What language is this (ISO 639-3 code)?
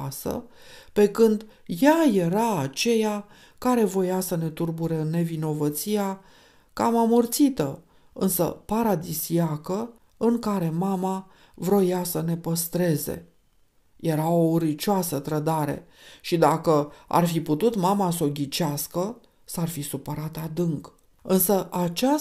ron